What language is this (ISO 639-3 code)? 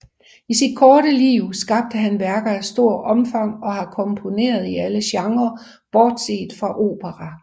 dan